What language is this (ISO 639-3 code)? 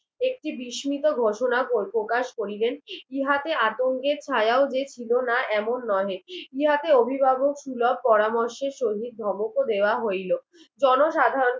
ben